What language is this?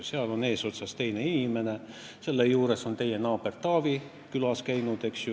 Estonian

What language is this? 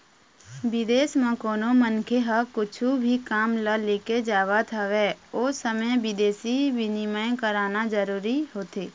Chhattisgarhi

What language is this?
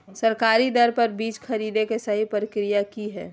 Magahi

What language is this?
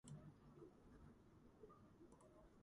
Georgian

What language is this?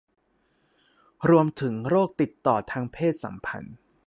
Thai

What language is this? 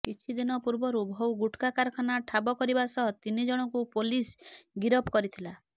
Odia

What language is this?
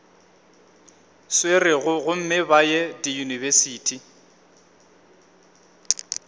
Northern Sotho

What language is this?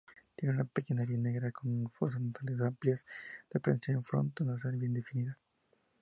Spanish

